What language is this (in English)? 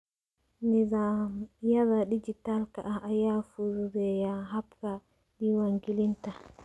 Somali